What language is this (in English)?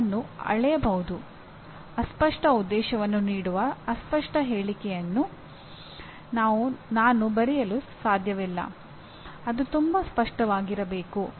Kannada